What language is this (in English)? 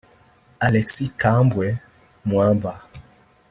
Kinyarwanda